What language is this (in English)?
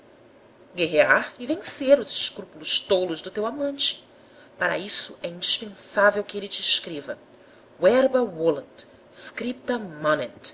Portuguese